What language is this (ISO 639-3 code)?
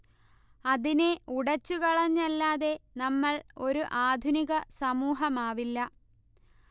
mal